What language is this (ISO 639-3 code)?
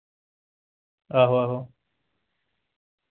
doi